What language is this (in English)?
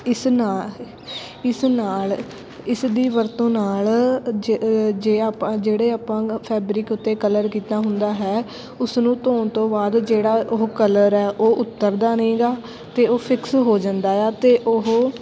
Punjabi